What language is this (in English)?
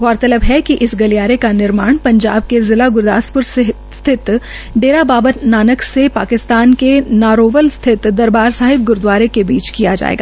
Hindi